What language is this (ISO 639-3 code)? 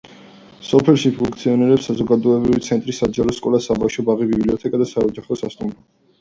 kat